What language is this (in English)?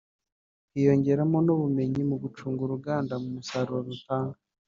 Kinyarwanda